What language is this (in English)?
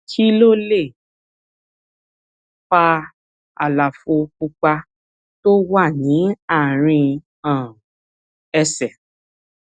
Yoruba